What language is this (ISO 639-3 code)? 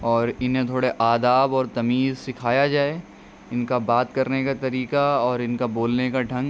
urd